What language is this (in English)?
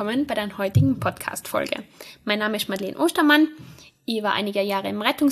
German